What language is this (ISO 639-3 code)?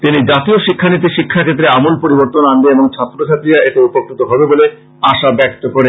ben